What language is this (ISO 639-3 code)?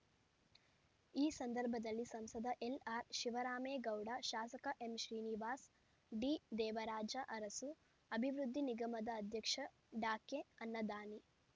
kan